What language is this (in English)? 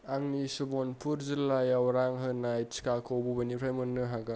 Bodo